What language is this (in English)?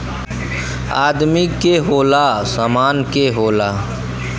Bhojpuri